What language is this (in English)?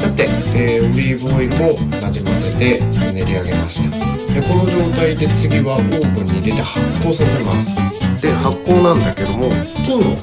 Japanese